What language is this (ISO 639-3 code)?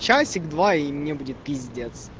rus